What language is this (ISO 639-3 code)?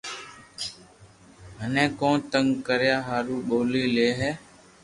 lrk